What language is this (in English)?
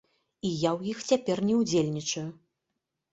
Belarusian